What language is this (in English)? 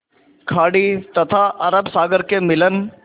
Hindi